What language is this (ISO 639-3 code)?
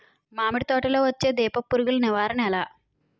tel